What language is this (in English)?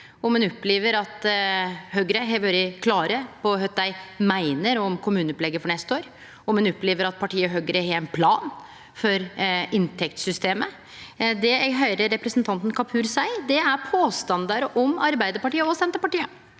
Norwegian